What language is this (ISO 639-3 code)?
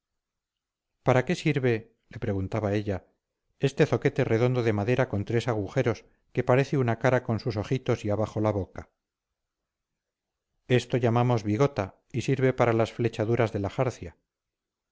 spa